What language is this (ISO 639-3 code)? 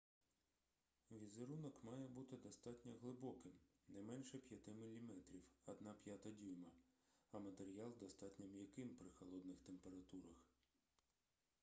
ukr